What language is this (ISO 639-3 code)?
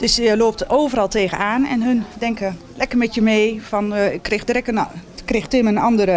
nld